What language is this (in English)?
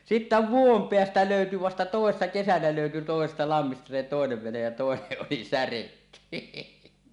Finnish